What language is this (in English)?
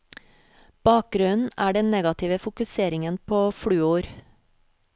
Norwegian